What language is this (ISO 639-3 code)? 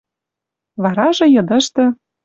mrj